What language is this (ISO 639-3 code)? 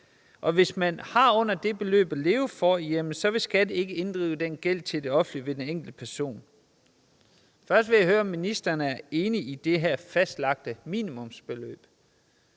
dan